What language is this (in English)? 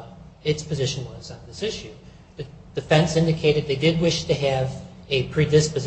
English